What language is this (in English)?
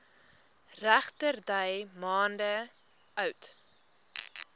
Afrikaans